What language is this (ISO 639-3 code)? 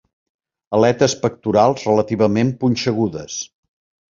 cat